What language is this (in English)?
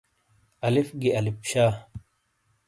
Shina